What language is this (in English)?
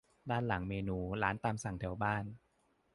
Thai